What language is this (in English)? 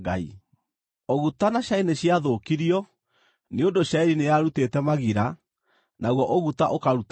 Kikuyu